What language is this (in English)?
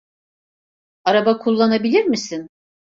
Turkish